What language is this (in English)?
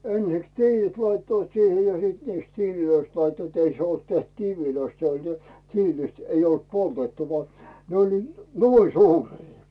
Finnish